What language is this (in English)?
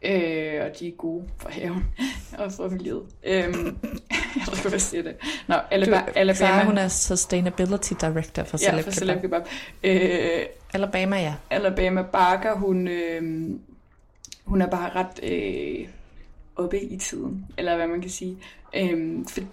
Danish